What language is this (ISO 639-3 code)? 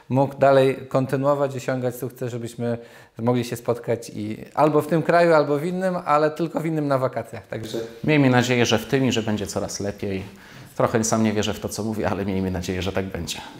pol